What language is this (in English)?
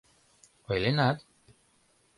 Mari